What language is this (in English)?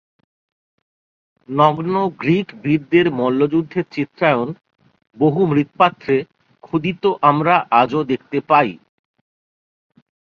Bangla